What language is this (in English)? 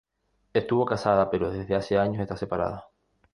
Spanish